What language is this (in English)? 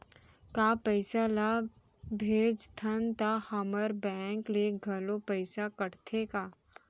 Chhattisgarhi